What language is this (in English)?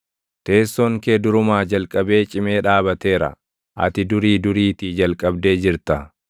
Oromo